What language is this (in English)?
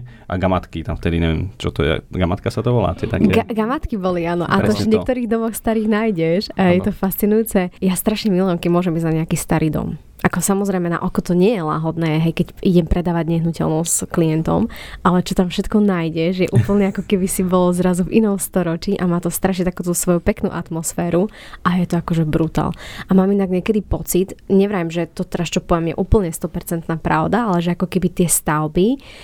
Slovak